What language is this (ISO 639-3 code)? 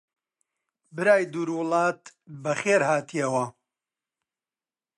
ckb